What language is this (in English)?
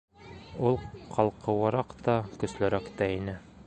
Bashkir